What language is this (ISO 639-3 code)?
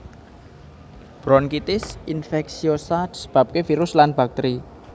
jav